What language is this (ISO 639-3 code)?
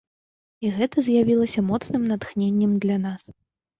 bel